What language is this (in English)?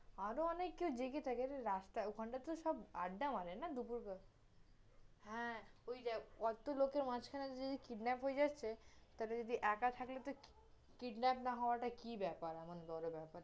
Bangla